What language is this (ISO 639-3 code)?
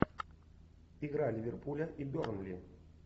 rus